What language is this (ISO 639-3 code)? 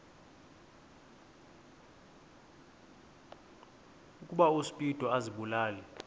xho